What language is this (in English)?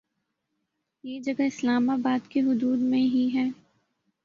Urdu